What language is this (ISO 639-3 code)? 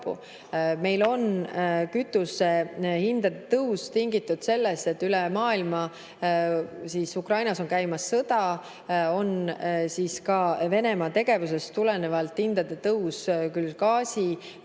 est